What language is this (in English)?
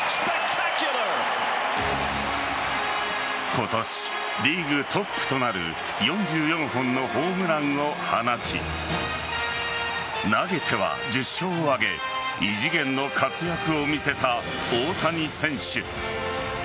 Japanese